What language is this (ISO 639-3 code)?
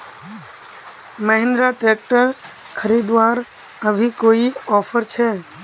mag